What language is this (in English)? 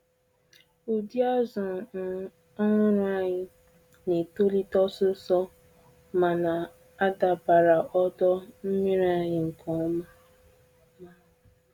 Igbo